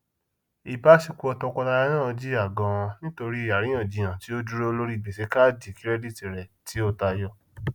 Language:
Yoruba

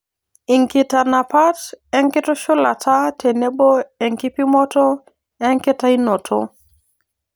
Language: Masai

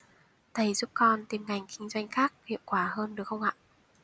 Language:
Vietnamese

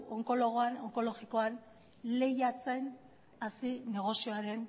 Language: Basque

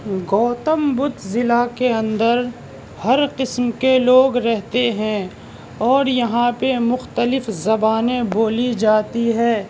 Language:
Urdu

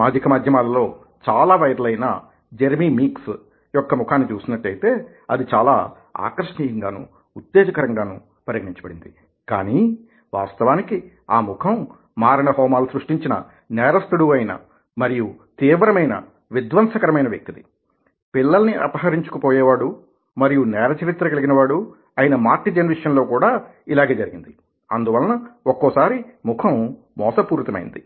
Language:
Telugu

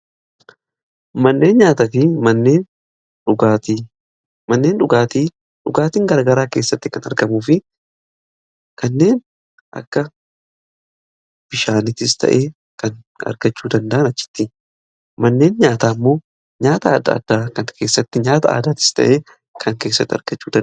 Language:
Oromo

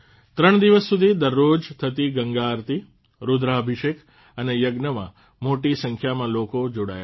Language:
Gujarati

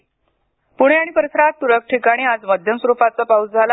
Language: Marathi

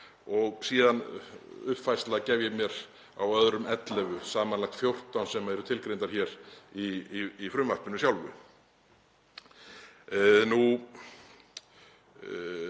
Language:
Icelandic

